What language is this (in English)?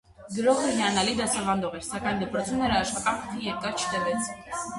Armenian